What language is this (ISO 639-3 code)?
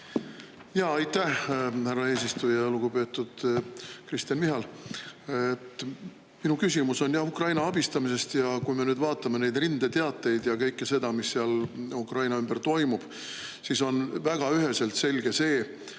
est